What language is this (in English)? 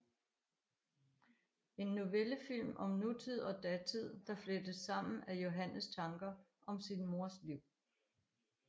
Danish